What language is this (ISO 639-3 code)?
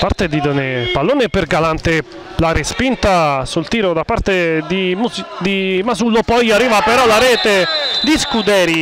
ita